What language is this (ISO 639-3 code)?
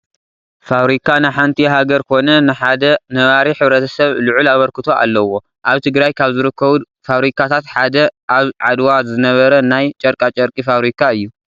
tir